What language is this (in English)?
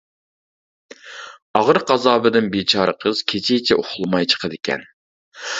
Uyghur